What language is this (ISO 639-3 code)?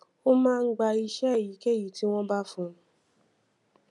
yor